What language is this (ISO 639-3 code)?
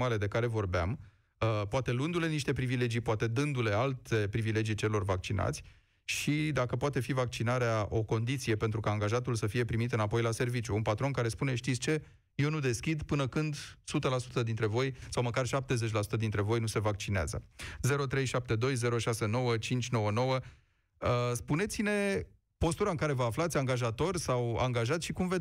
ron